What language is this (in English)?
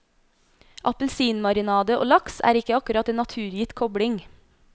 Norwegian